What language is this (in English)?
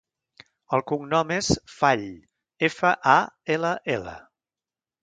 Catalan